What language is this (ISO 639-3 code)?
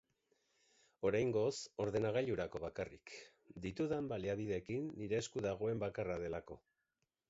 eus